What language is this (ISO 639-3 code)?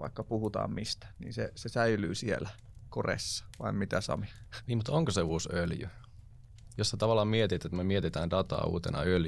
fin